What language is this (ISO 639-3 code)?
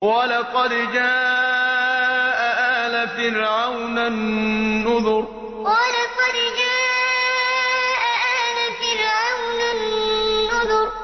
ara